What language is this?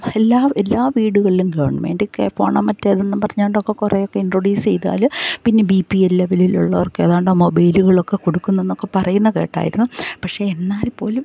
Malayalam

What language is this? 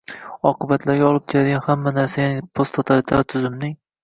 Uzbek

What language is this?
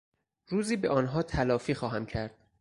Persian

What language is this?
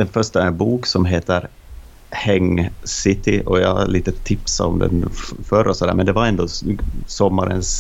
Swedish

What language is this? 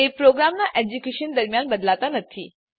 Gujarati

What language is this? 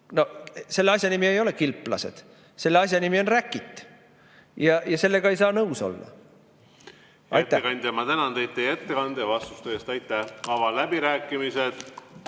Estonian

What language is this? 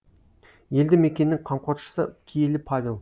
Kazakh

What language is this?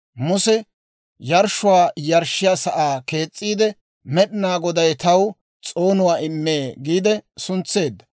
Dawro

